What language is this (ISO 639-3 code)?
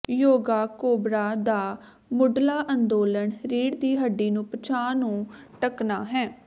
pan